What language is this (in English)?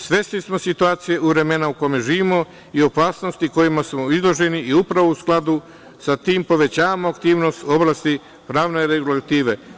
Serbian